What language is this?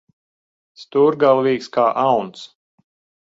Latvian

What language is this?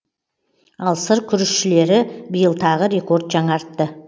Kazakh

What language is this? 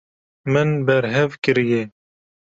Kurdish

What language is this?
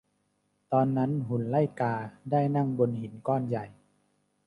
Thai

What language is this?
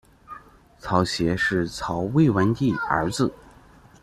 Chinese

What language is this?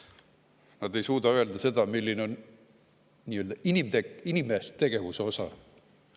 Estonian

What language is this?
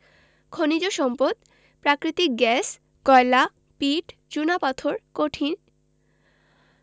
Bangla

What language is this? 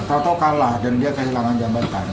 Indonesian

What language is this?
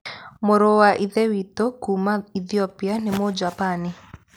Kikuyu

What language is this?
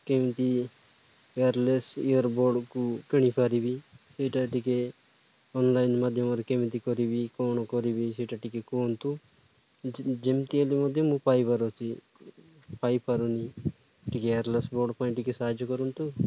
Odia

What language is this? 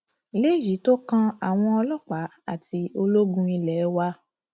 Yoruba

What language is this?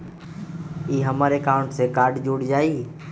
Magahi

